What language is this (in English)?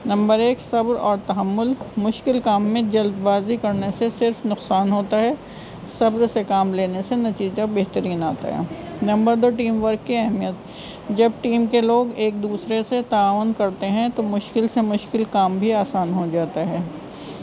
Urdu